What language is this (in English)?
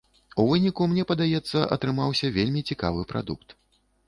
Belarusian